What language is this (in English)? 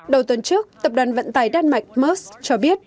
Vietnamese